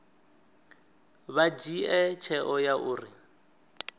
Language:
Venda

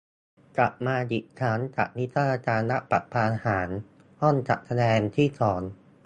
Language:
Thai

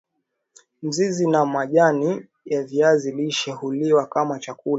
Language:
Swahili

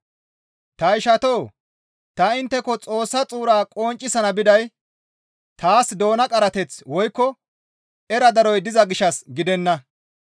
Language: Gamo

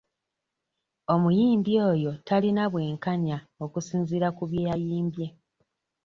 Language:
Ganda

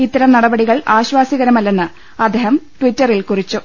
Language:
Malayalam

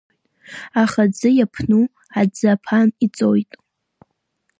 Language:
Abkhazian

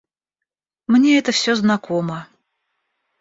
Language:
Russian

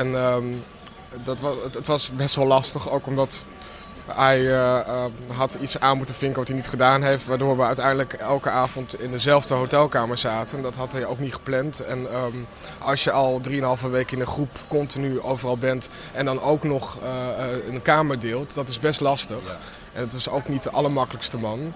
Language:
Dutch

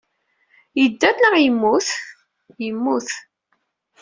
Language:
Kabyle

